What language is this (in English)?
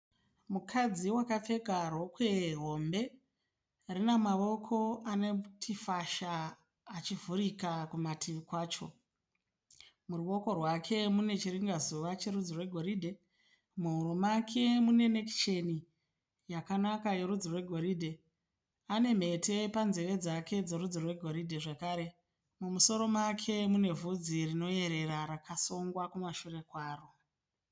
Shona